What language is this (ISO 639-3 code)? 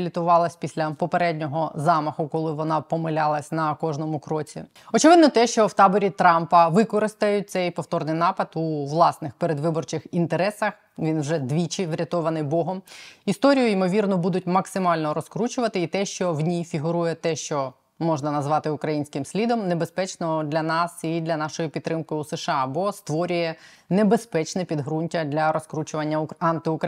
ukr